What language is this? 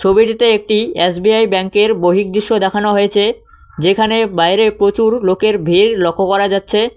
Bangla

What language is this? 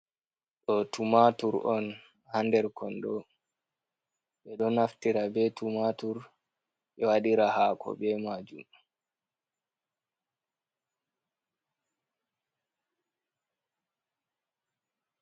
Fula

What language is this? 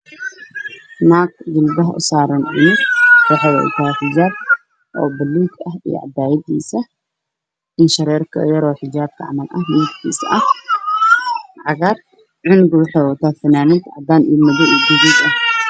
Somali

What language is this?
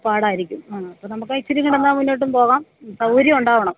Malayalam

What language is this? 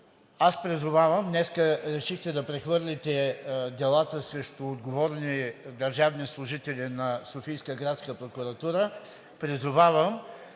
Bulgarian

